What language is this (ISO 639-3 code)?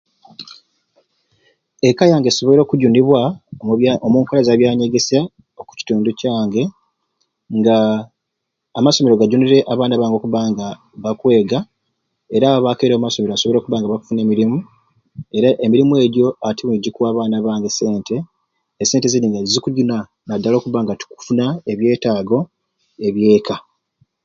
ruc